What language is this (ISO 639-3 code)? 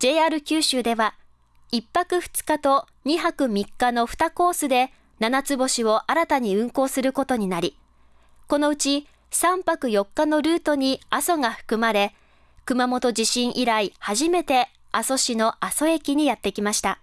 jpn